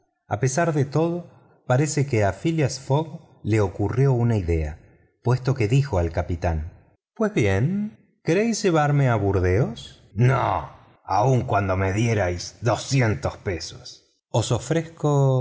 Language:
Spanish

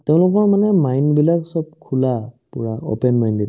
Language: Assamese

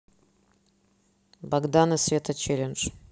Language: Russian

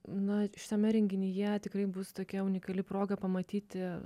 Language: Lithuanian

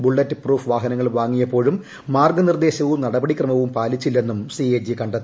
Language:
Malayalam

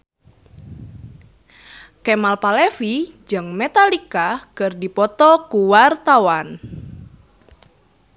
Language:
Sundanese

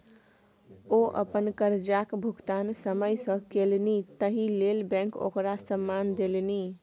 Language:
Maithili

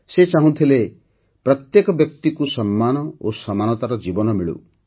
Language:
Odia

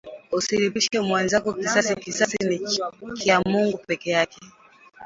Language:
Swahili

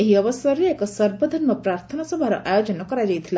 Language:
Odia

